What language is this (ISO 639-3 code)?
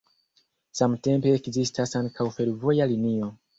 epo